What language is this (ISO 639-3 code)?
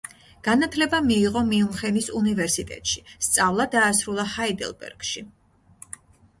kat